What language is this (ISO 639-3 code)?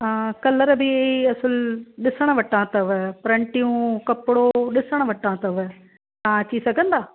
snd